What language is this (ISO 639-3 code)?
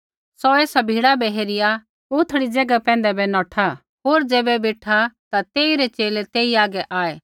kfx